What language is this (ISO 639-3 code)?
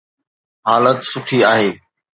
snd